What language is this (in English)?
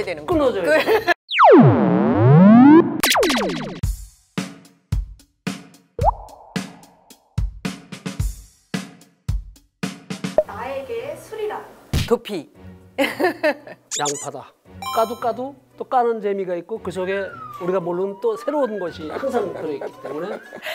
Korean